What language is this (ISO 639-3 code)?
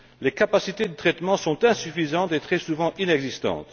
fra